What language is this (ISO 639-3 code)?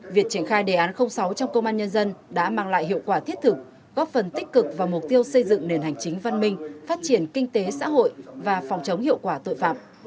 vie